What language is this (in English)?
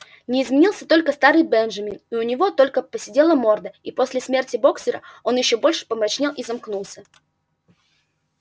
Russian